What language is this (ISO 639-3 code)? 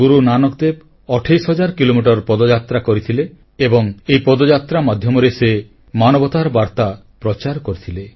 ori